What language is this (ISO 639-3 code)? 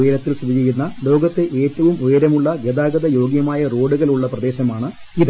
mal